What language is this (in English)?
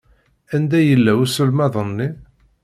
Kabyle